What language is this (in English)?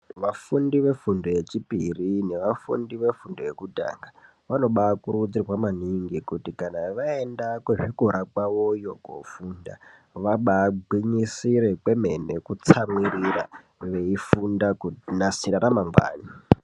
Ndau